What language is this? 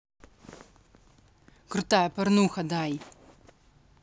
Russian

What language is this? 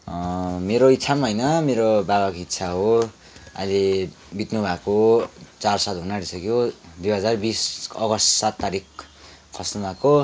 Nepali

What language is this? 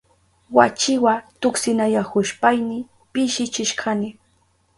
Southern Pastaza Quechua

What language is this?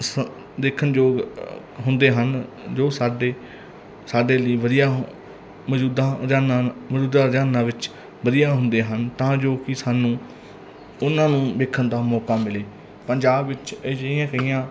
Punjabi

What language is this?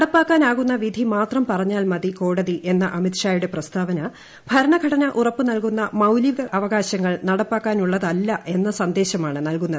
Malayalam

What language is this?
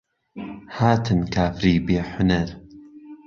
Central Kurdish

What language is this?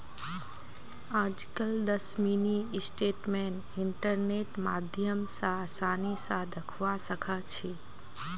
Magahi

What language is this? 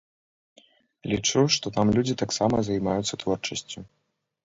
Belarusian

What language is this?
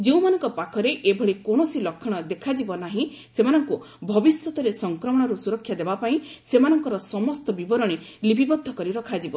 Odia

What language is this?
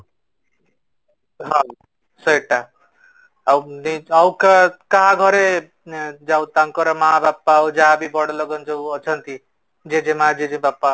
Odia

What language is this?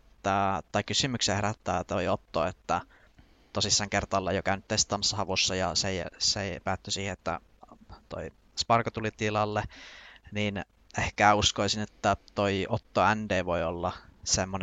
Finnish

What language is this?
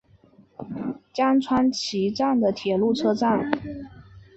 Chinese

